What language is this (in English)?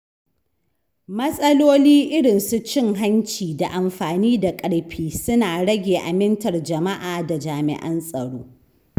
Hausa